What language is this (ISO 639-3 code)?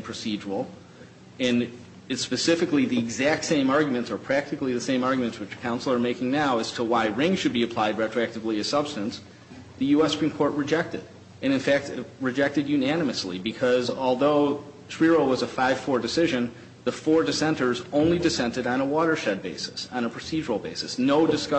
eng